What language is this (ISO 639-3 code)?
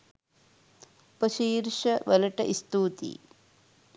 sin